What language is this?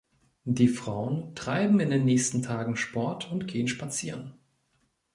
German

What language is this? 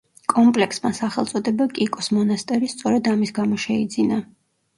Georgian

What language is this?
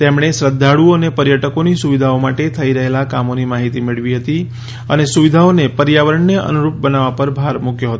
Gujarati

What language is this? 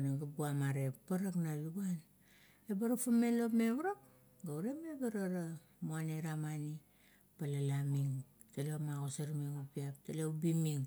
Kuot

